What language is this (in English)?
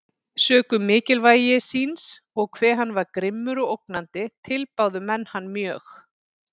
Icelandic